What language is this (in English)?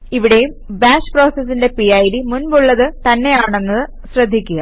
Malayalam